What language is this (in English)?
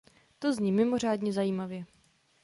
Czech